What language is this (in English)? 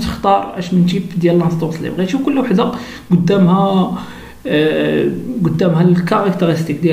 Arabic